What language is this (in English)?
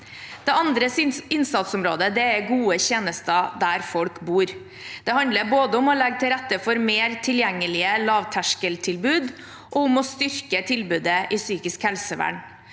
Norwegian